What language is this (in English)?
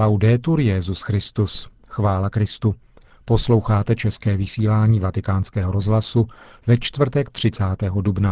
Czech